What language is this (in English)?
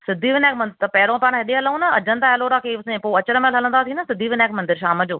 Sindhi